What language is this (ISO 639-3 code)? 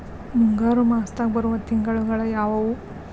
kan